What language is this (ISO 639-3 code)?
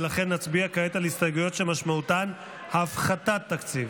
heb